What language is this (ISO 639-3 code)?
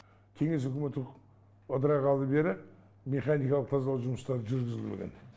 kaz